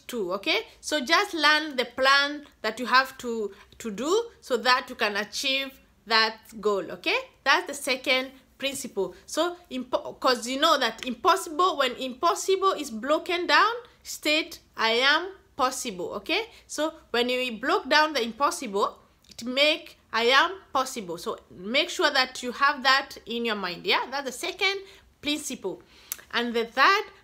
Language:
English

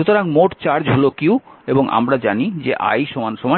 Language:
Bangla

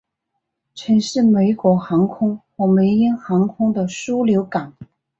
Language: Chinese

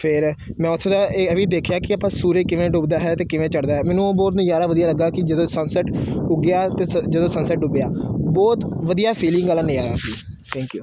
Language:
Punjabi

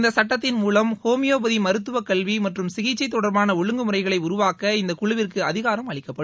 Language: Tamil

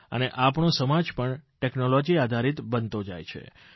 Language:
Gujarati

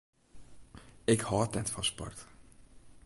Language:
Western Frisian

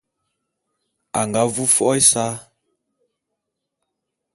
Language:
Bulu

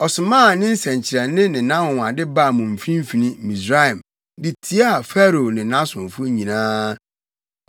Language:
Akan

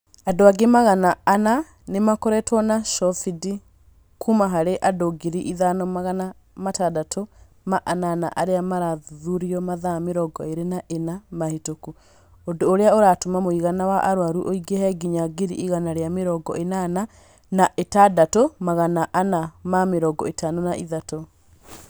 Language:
Kikuyu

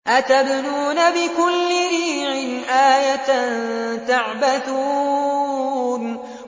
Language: Arabic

